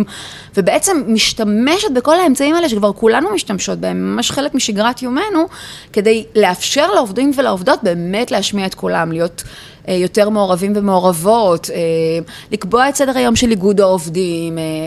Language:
Hebrew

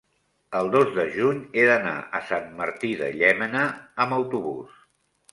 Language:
Catalan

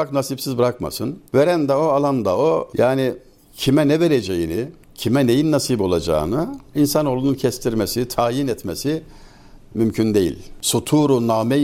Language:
Turkish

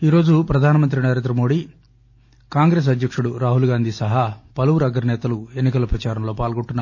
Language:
Telugu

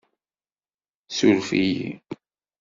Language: Kabyle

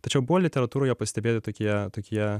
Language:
Lithuanian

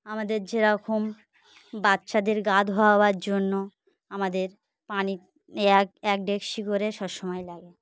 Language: Bangla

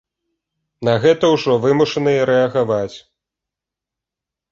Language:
Belarusian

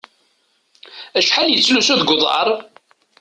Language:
Kabyle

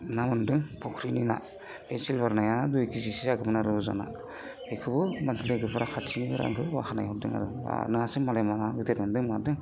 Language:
Bodo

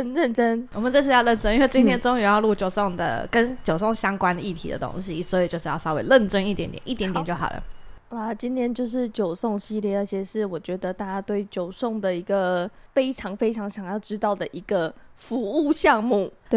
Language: Chinese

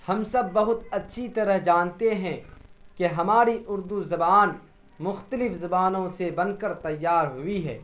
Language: Urdu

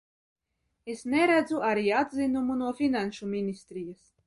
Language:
Latvian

